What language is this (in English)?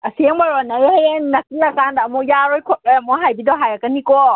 Manipuri